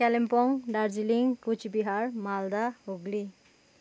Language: Nepali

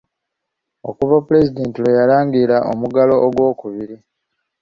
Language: Ganda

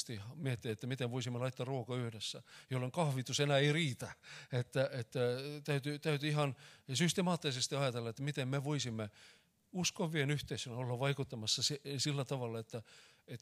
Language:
Finnish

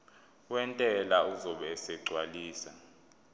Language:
Zulu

